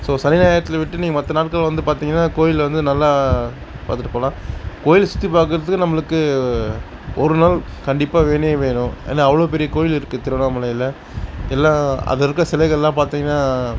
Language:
Tamil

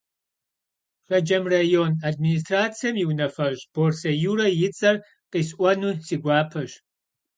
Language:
Kabardian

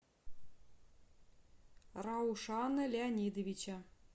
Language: Russian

